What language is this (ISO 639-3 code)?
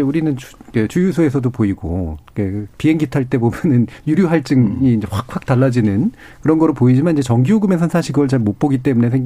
kor